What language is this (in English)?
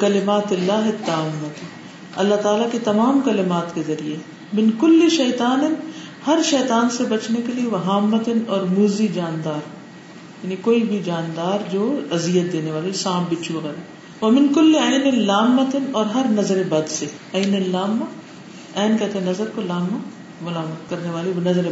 Urdu